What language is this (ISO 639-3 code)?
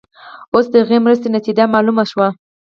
pus